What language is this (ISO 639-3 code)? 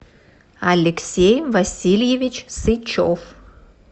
rus